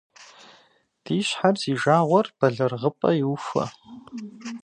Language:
Kabardian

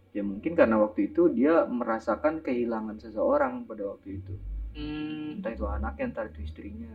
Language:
Indonesian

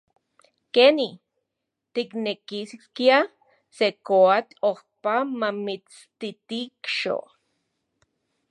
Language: Central Puebla Nahuatl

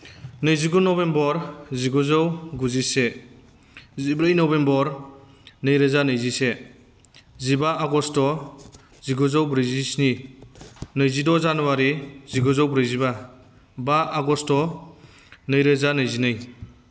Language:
Bodo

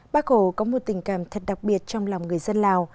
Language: Vietnamese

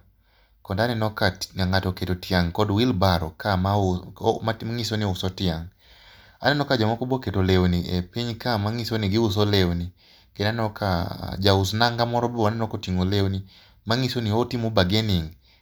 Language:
Luo (Kenya and Tanzania)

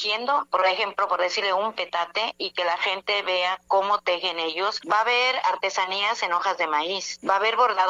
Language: Spanish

